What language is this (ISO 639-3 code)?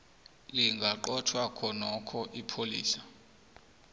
nbl